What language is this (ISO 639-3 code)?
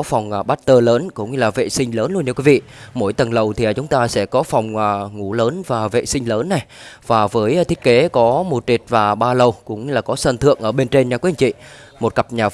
vie